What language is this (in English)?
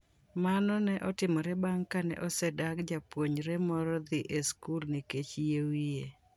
Luo (Kenya and Tanzania)